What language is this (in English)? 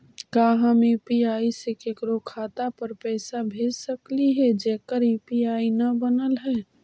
Magahi